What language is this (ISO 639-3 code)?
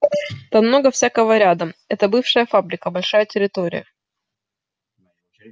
rus